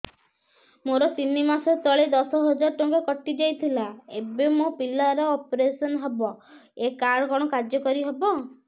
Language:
Odia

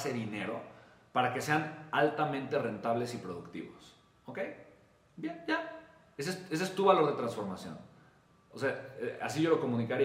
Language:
Spanish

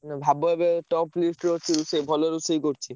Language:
Odia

